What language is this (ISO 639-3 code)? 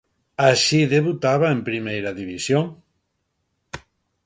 glg